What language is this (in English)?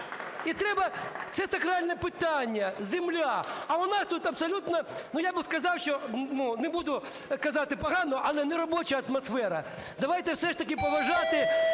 Ukrainian